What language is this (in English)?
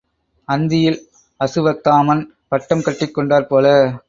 Tamil